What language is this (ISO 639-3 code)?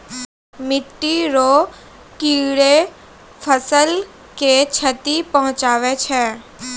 mai